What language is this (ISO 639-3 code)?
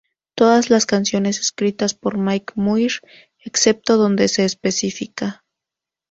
spa